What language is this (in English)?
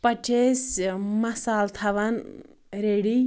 Kashmiri